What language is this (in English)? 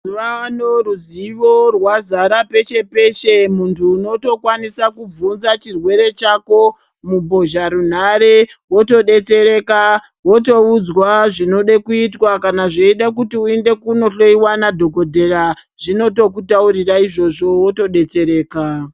Ndau